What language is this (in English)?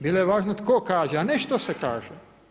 Croatian